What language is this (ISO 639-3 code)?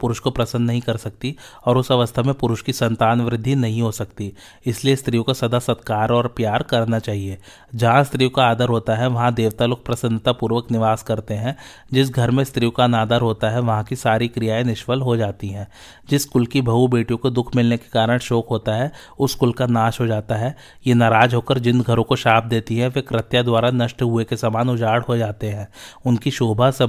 hin